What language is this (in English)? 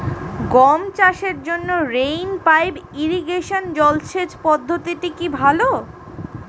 Bangla